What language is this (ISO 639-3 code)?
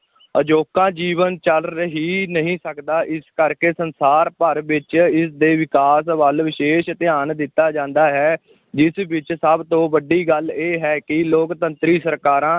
pan